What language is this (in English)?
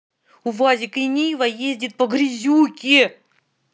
Russian